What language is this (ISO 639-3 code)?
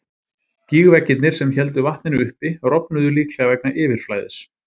isl